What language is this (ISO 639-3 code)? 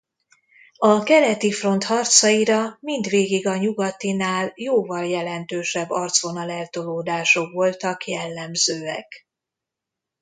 hun